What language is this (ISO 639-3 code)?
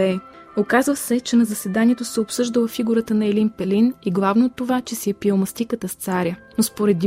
bul